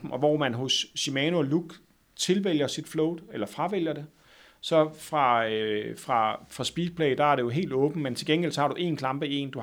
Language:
Danish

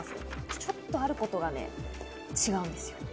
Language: Japanese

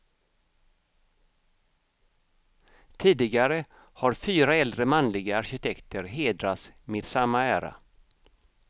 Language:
Swedish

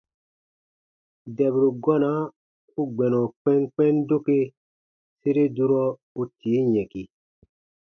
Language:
Baatonum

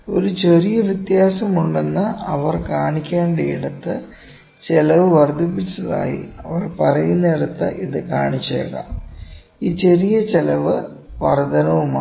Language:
Malayalam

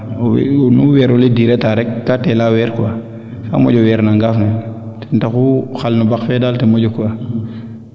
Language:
Serer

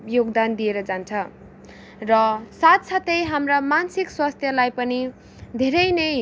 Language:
Nepali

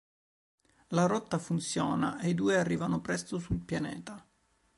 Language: Italian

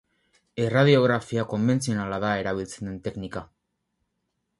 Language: Basque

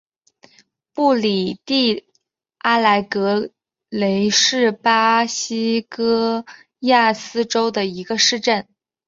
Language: Chinese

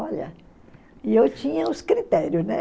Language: Portuguese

